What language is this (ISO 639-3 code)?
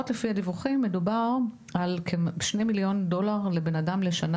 heb